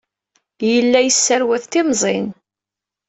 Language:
Kabyle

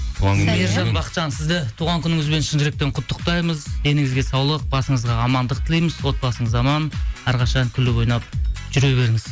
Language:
Kazakh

